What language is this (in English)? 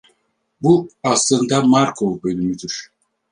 Turkish